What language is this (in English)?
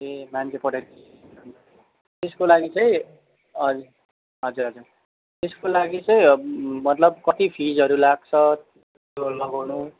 Nepali